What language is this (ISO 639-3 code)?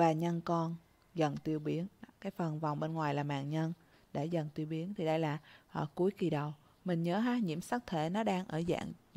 vie